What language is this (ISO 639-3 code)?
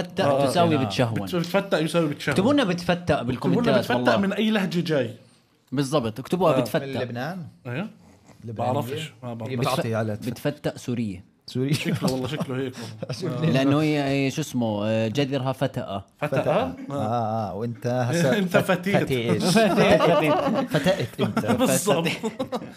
ara